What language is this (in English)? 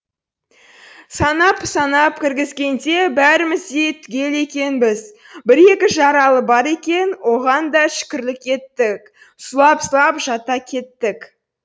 Kazakh